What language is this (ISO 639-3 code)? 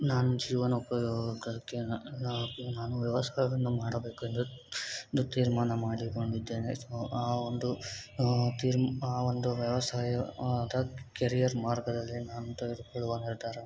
kan